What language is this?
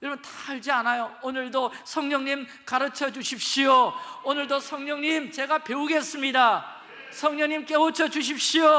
Korean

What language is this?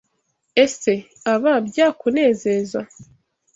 Kinyarwanda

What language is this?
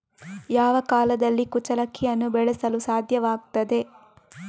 Kannada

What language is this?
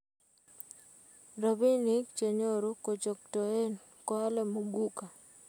Kalenjin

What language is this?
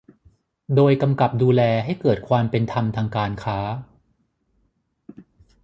Thai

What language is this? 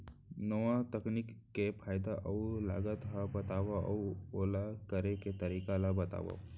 Chhattisgarhi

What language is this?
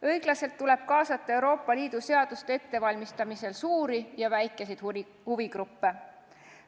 Estonian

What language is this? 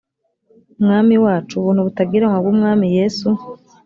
Kinyarwanda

